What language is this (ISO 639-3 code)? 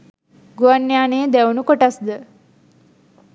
sin